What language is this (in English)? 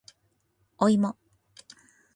Japanese